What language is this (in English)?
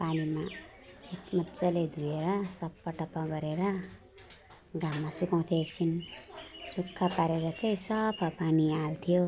Nepali